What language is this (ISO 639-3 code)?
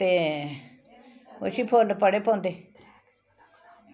doi